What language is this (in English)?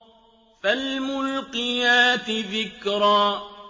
Arabic